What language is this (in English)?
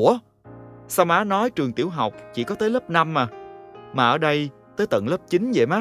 Vietnamese